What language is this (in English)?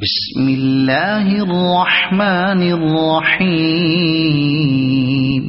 Arabic